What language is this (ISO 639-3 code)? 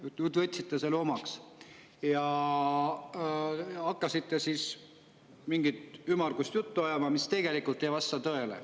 est